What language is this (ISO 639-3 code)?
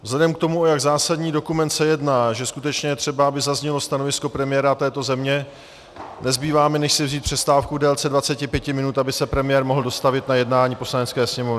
ces